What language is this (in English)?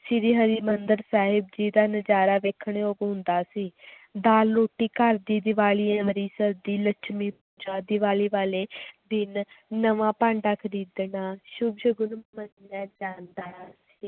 Punjabi